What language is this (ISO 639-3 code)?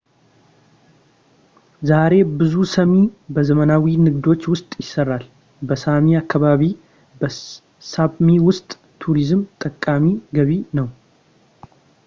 amh